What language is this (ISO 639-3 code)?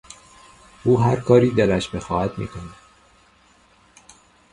fas